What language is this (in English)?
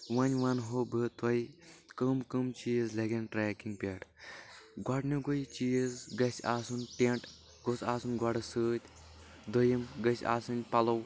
Kashmiri